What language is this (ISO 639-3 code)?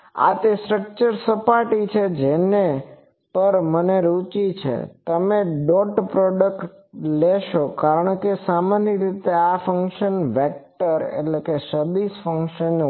guj